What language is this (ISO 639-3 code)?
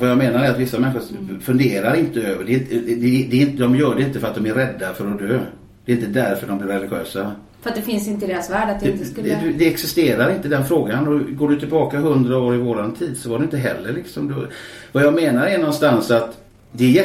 swe